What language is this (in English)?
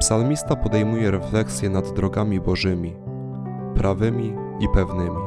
Polish